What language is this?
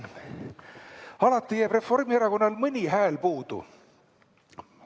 Estonian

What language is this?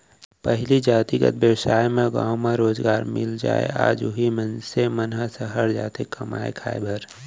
Chhattisgarhi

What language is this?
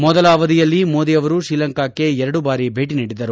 Kannada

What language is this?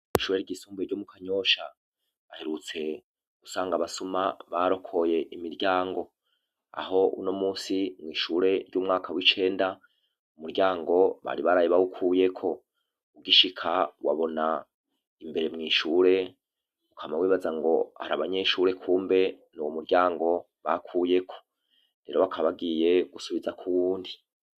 Rundi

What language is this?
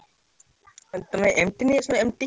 Odia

